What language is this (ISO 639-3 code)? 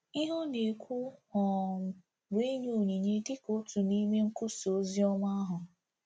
ibo